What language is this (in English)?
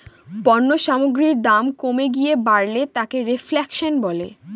Bangla